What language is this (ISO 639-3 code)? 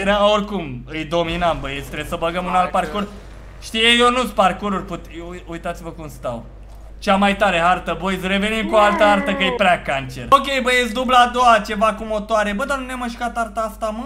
ron